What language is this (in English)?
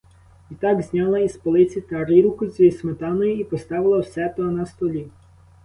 Ukrainian